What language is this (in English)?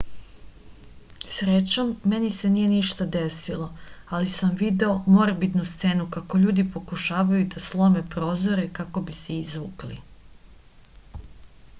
Serbian